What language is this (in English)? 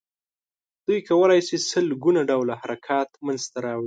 Pashto